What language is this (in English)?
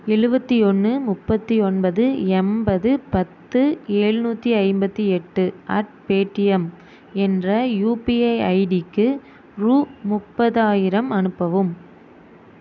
Tamil